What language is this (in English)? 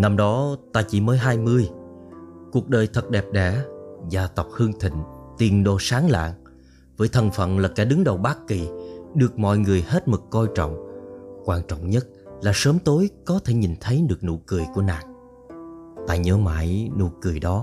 Vietnamese